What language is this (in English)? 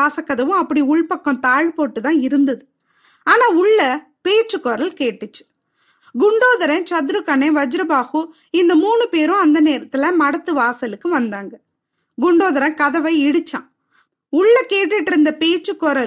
Tamil